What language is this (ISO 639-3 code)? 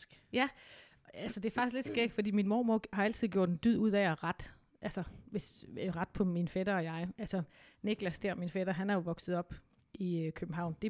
dan